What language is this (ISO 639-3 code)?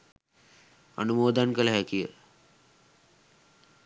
sin